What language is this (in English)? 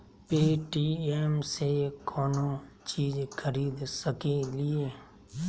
Magahi